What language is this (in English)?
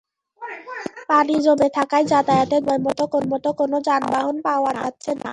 Bangla